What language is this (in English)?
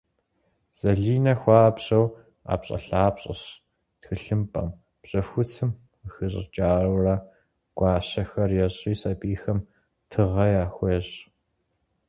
Kabardian